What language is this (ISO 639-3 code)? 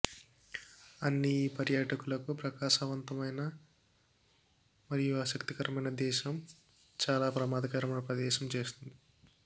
tel